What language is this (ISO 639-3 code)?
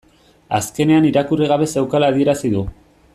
eus